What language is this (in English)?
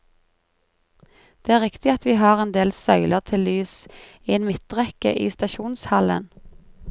Norwegian